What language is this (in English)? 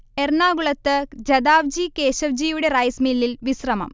Malayalam